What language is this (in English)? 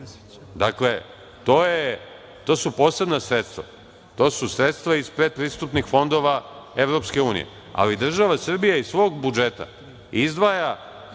Serbian